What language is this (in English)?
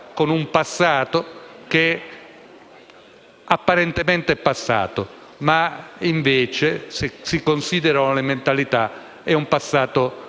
Italian